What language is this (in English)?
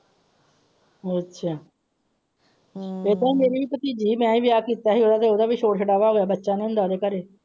Punjabi